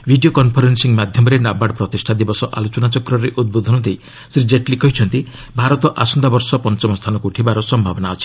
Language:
Odia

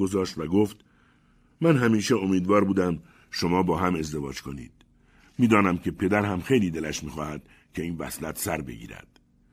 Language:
Persian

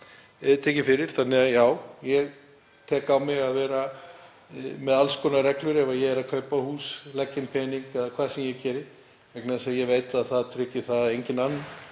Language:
Icelandic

